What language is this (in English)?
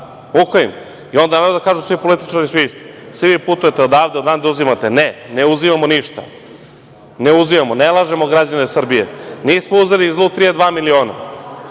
Serbian